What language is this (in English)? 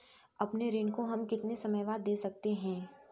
Hindi